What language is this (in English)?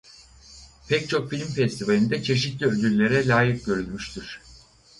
Turkish